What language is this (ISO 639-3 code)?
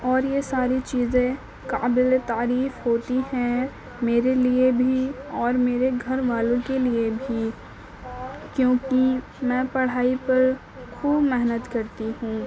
urd